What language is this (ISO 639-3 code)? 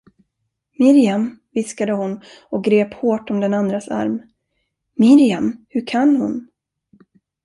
swe